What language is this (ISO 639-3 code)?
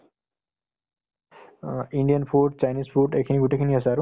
asm